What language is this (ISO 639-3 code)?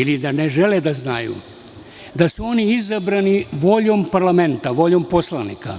srp